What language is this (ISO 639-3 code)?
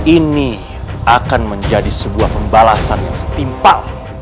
ind